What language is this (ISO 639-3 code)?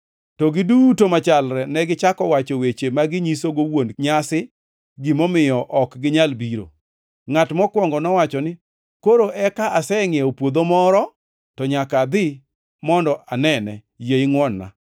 luo